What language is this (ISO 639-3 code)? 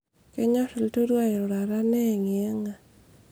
mas